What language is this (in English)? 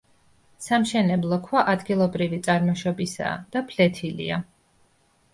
Georgian